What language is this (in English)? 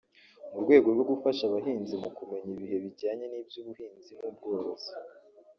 Kinyarwanda